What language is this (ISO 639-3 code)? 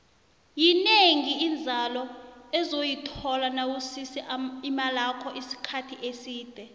nbl